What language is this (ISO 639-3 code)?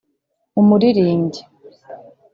kin